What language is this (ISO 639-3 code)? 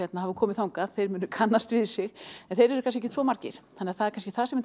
isl